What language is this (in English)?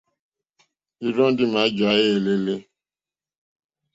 Mokpwe